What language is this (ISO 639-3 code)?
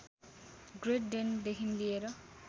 nep